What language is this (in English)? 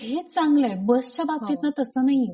Marathi